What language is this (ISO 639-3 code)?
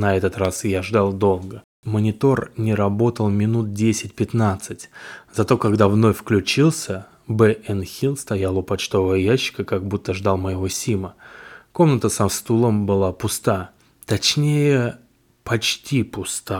rus